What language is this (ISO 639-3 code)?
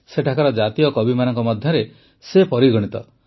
ori